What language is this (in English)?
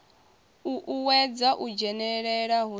Venda